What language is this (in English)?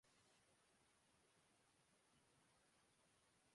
Urdu